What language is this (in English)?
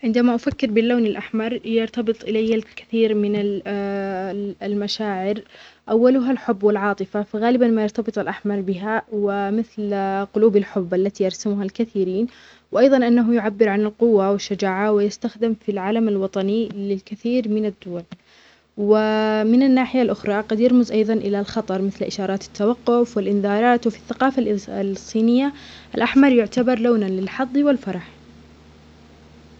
Omani Arabic